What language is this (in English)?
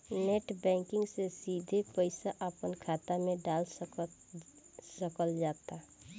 Bhojpuri